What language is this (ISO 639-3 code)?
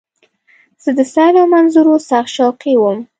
pus